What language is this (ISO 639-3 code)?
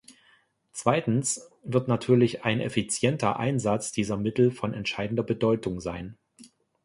deu